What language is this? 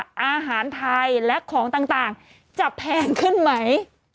Thai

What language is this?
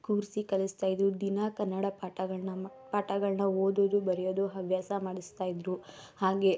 Kannada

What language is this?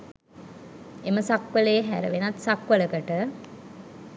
Sinhala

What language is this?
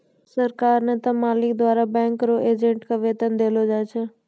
Maithili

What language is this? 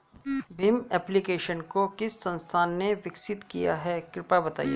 Hindi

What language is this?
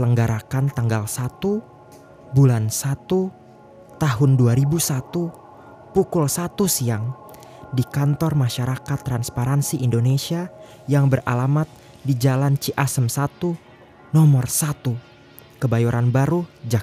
Indonesian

